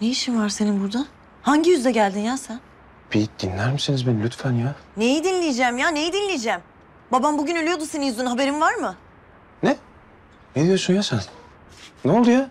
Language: Turkish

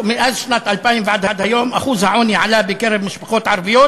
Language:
Hebrew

